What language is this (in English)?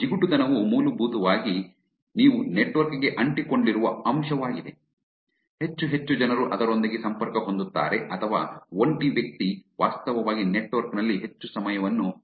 Kannada